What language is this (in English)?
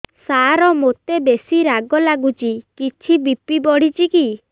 Odia